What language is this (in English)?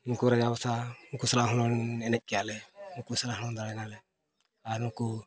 Santali